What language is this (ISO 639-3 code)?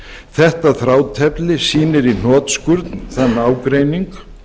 isl